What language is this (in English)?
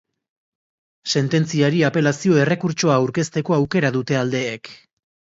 Basque